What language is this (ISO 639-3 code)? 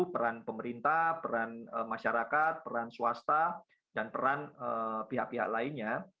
ind